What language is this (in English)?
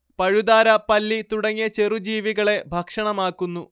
Malayalam